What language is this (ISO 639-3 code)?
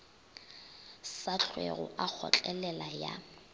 nso